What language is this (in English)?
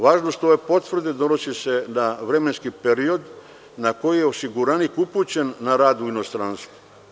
Serbian